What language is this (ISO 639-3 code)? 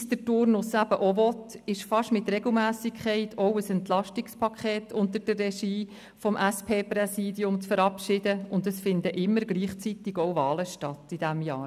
gsw